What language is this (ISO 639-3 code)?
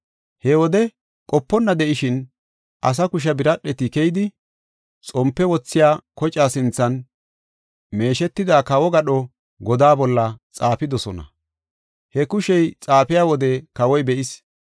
gof